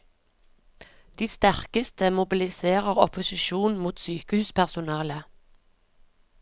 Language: Norwegian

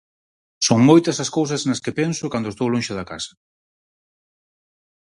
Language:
Galician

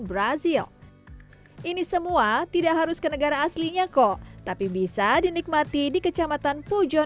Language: Indonesian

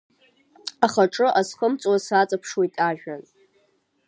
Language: Abkhazian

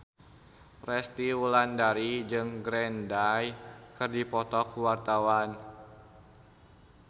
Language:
Sundanese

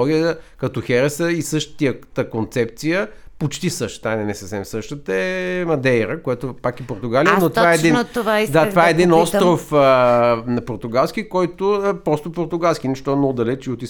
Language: Bulgarian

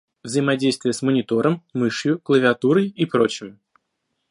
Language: Russian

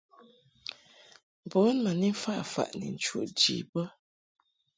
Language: Mungaka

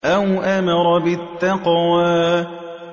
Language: Arabic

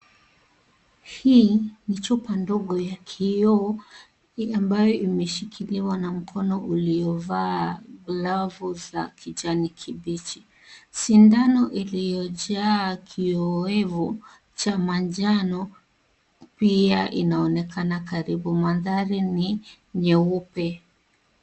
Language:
Swahili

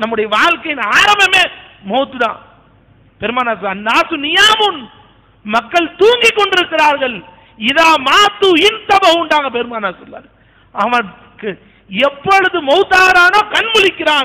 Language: Arabic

